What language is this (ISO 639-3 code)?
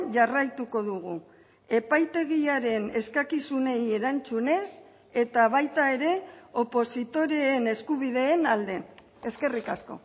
eus